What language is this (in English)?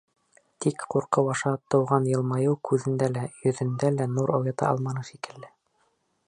Bashkir